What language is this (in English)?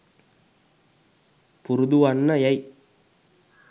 Sinhala